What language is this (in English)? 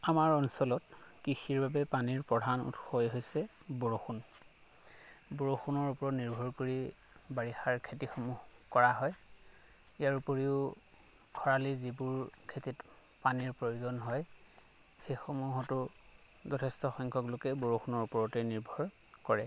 Assamese